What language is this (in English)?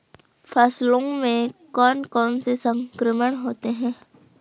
Hindi